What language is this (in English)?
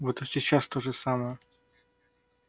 Russian